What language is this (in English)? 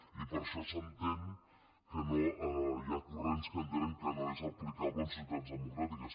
Catalan